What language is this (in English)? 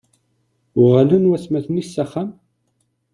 Kabyle